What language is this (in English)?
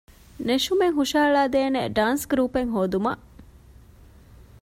Divehi